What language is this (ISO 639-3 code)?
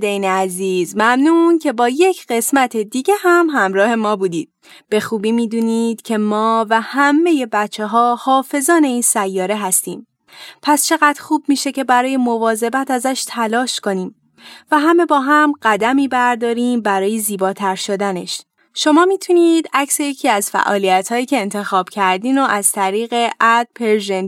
fas